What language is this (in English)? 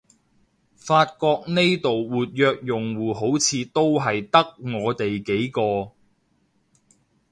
Cantonese